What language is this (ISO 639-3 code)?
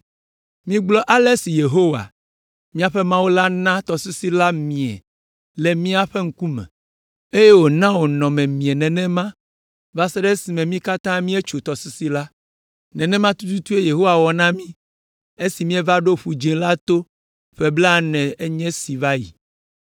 ewe